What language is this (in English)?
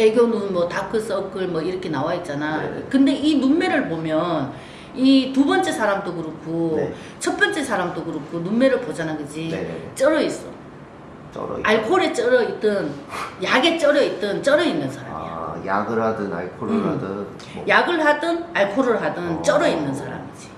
Korean